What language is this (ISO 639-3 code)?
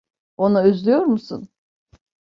tur